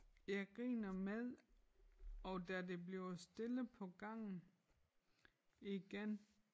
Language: Danish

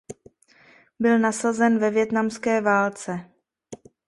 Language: Czech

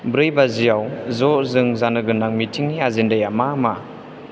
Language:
Bodo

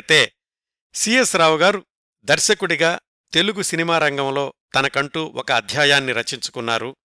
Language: Telugu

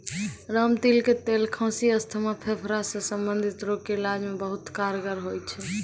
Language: Maithili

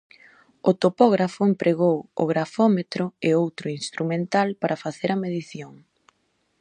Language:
Galician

